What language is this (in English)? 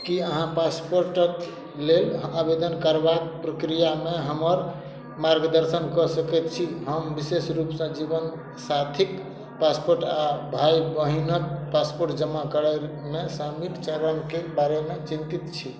Maithili